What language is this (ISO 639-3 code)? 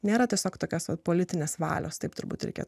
lit